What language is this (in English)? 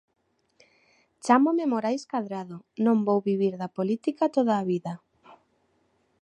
Galician